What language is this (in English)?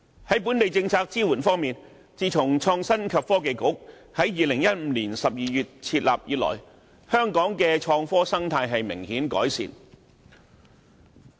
Cantonese